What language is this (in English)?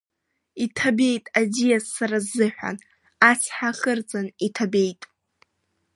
Abkhazian